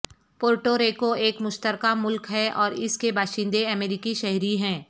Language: Urdu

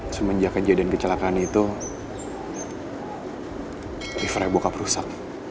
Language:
Indonesian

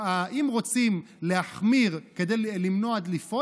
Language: Hebrew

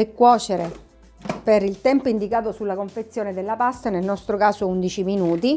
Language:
Italian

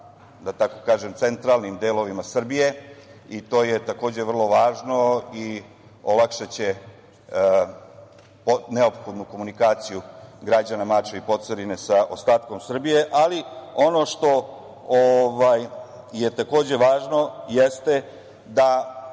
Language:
Serbian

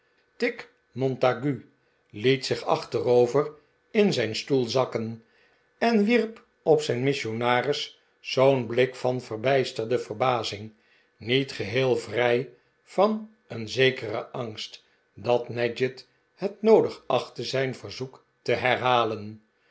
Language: Dutch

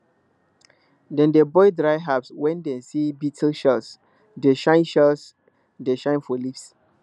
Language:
Nigerian Pidgin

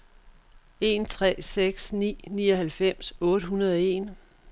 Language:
Danish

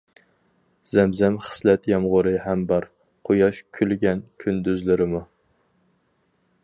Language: Uyghur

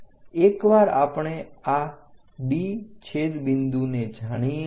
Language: Gujarati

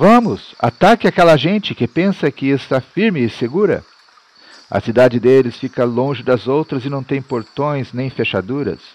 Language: Portuguese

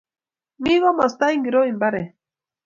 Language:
Kalenjin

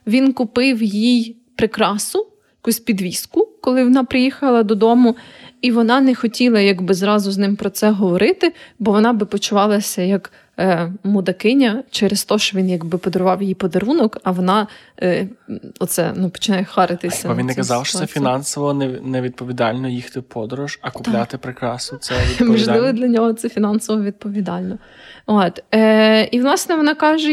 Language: Ukrainian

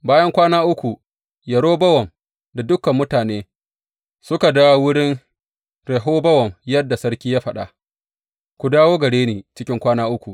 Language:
Hausa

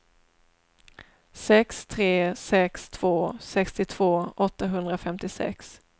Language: Swedish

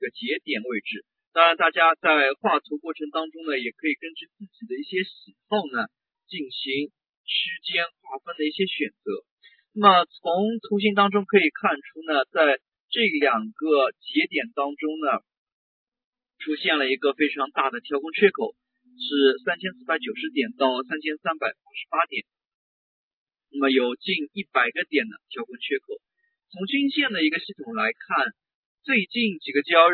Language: Chinese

